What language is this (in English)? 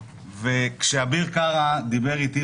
Hebrew